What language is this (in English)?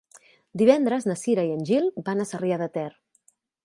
Catalan